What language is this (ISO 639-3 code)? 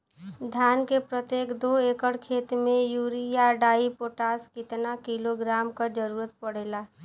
bho